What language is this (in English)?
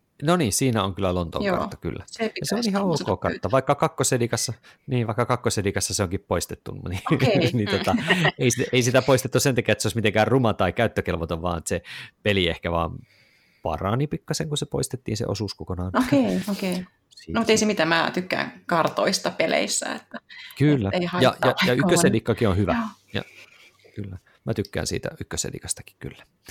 Finnish